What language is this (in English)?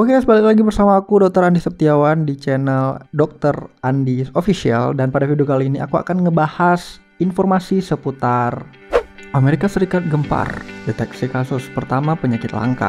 Indonesian